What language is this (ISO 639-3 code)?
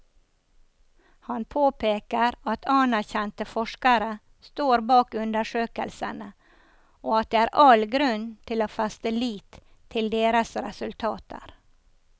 nor